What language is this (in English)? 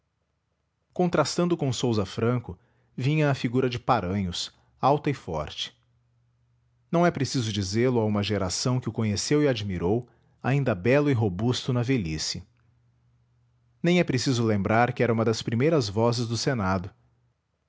Portuguese